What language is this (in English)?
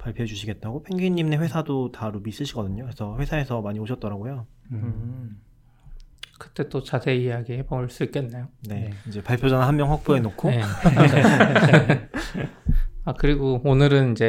Korean